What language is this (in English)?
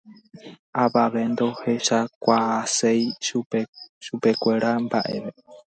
Guarani